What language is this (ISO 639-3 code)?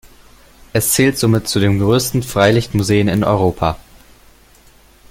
deu